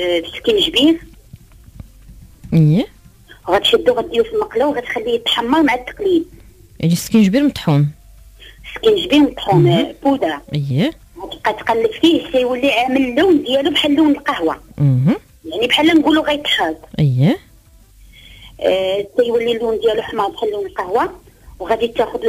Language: Arabic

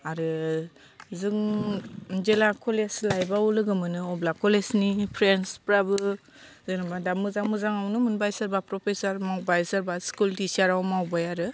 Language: Bodo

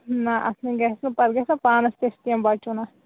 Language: Kashmiri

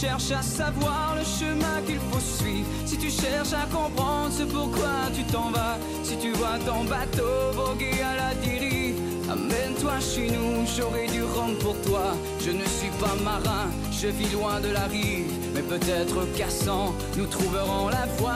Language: French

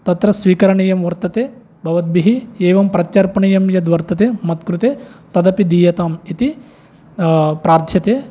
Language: Sanskrit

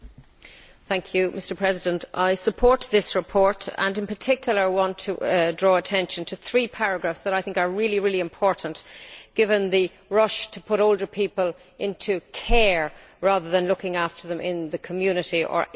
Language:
English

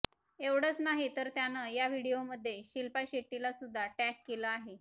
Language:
Marathi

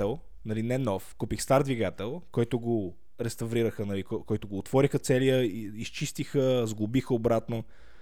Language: Bulgarian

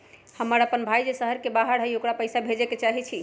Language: Magahi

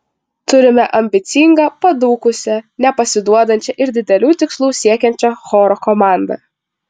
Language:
Lithuanian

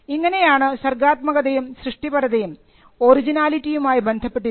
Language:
Malayalam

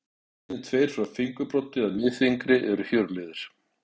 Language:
Icelandic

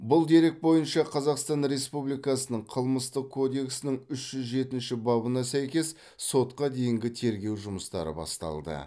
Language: Kazakh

